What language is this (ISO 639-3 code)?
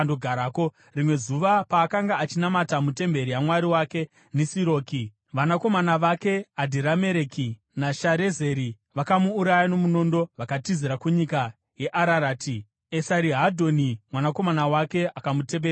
sna